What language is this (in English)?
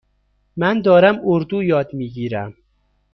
Persian